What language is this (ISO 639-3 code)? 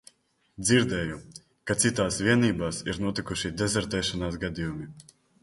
lav